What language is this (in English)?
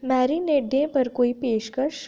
Dogri